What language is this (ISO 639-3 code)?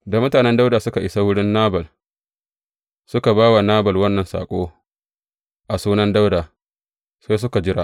hau